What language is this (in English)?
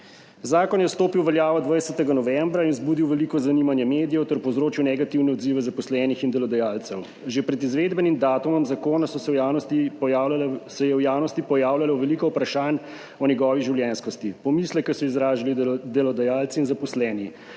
Slovenian